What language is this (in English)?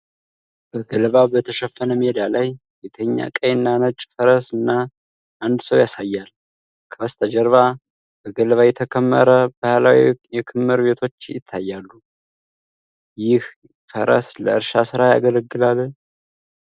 Amharic